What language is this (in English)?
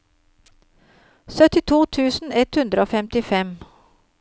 Norwegian